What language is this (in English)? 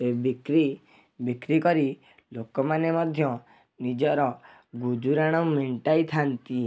Odia